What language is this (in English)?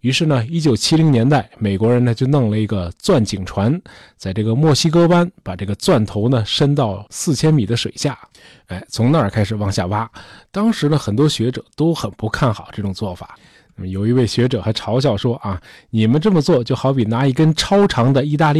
Chinese